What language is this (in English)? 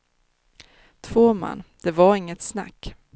Swedish